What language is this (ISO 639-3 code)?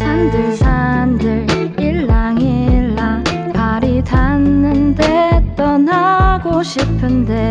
kor